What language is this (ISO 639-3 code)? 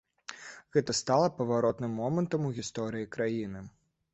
bel